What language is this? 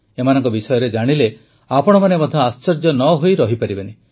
Odia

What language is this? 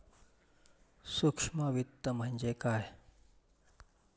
Marathi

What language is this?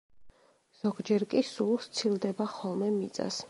Georgian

